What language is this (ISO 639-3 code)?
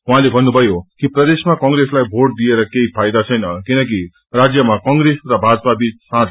nep